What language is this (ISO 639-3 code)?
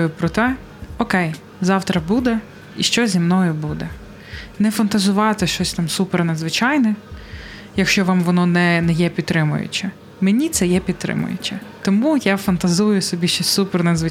ukr